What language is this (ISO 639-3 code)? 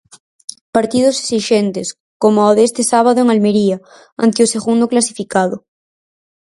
glg